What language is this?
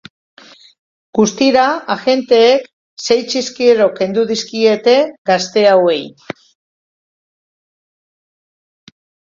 Basque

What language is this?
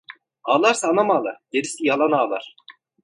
Turkish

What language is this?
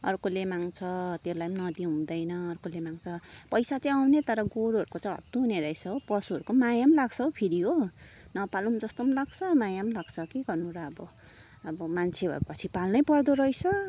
Nepali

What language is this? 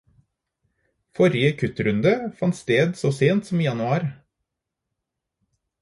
Norwegian Bokmål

